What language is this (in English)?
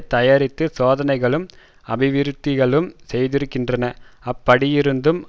Tamil